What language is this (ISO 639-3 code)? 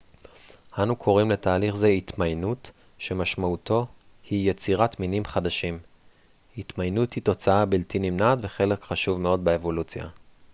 heb